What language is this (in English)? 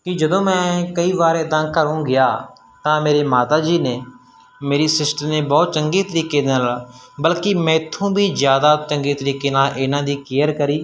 Punjabi